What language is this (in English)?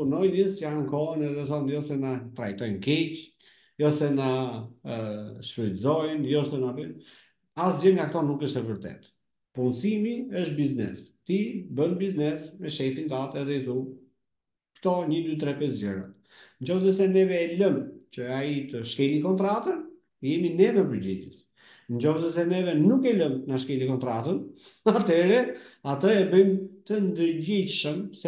Romanian